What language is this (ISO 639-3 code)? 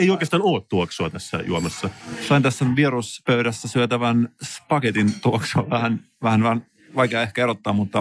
fin